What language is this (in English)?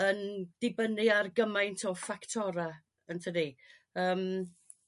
Welsh